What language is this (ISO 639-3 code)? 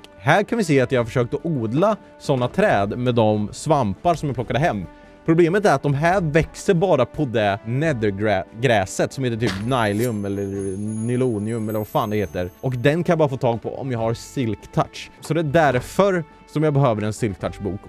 swe